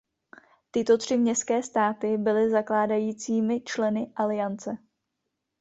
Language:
Czech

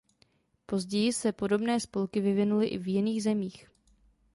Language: Czech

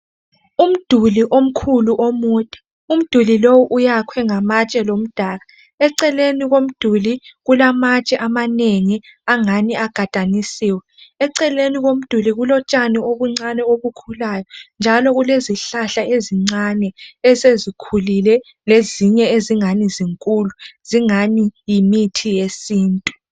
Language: North Ndebele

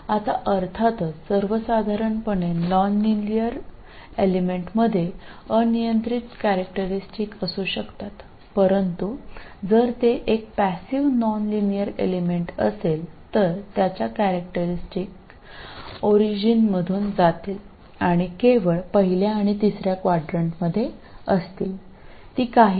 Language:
Malayalam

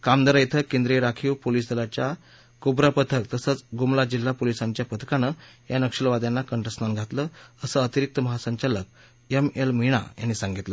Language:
Marathi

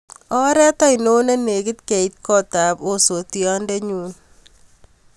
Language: Kalenjin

